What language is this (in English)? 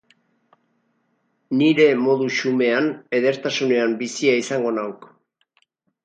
Basque